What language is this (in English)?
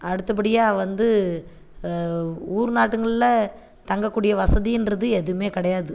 Tamil